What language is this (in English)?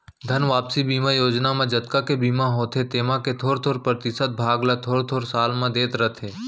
Chhattisgarhi